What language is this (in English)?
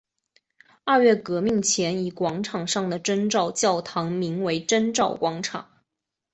Chinese